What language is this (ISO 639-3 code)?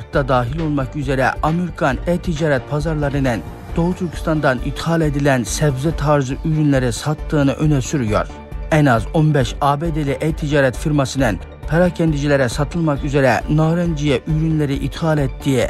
tur